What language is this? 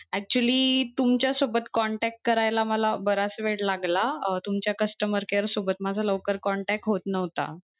Marathi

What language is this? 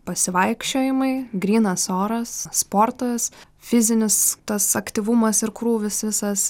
Lithuanian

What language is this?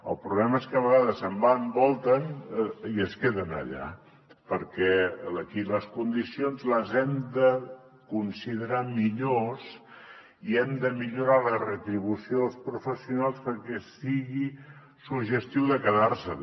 Catalan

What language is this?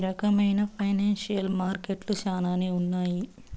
Telugu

